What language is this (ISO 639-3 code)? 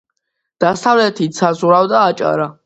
kat